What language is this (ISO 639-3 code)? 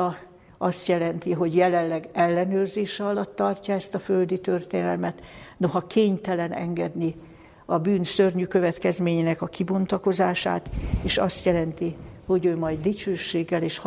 hun